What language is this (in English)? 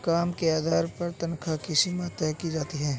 Hindi